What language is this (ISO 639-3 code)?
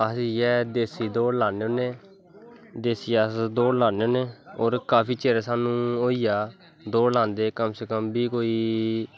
doi